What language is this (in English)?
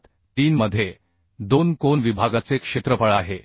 Marathi